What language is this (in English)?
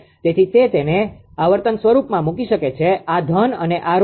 Gujarati